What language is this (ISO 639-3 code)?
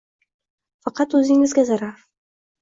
uzb